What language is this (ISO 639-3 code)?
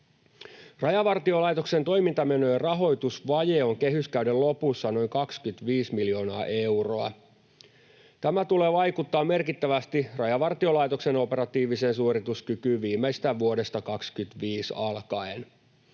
fin